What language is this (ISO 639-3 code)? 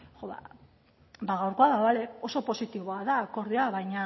eus